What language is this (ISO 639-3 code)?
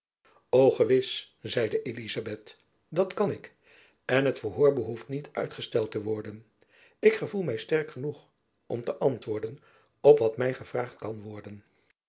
nld